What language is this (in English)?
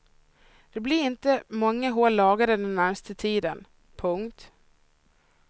Swedish